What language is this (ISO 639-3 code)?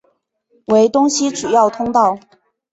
zho